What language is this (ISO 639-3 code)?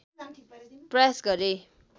nep